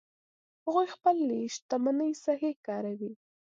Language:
Pashto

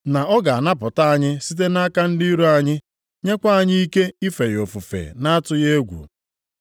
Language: Igbo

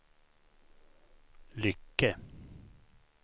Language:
Swedish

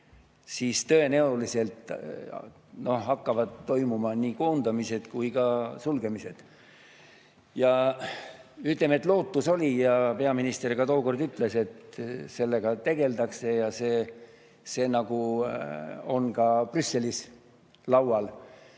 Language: Estonian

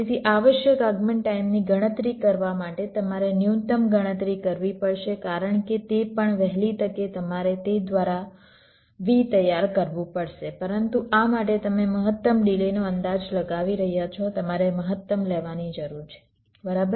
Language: Gujarati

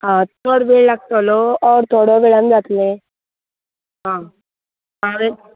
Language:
Konkani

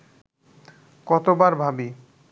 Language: Bangla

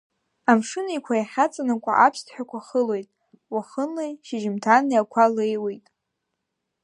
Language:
Abkhazian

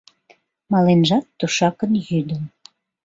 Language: Mari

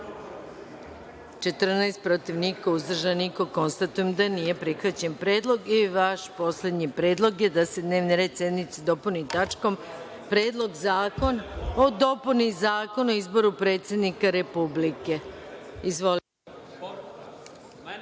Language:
Serbian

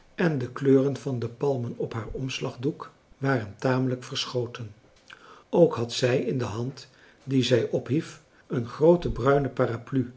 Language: Dutch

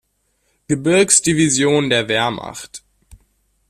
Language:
German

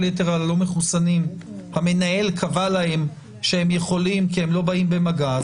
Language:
Hebrew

